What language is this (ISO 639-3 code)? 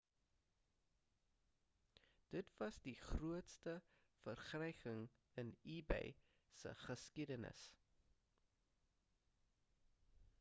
afr